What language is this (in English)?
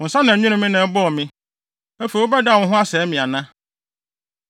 Akan